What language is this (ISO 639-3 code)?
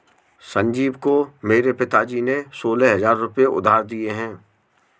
hin